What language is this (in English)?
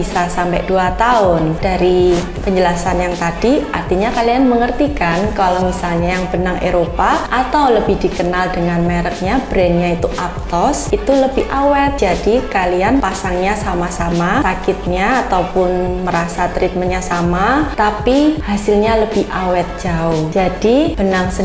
Indonesian